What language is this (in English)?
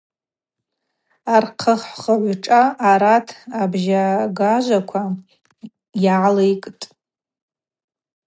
Abaza